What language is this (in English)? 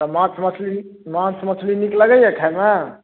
Maithili